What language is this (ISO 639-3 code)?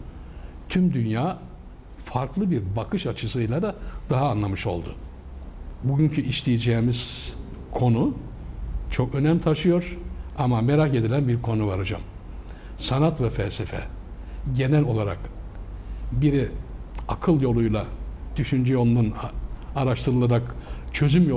tur